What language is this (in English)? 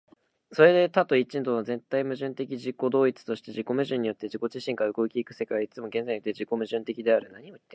Japanese